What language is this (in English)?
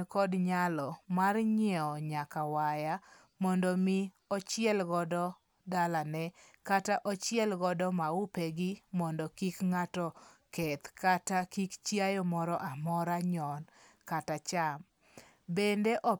Luo (Kenya and Tanzania)